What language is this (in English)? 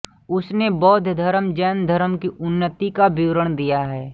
Hindi